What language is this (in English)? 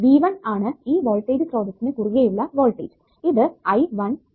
Malayalam